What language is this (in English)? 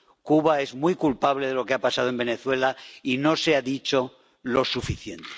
Spanish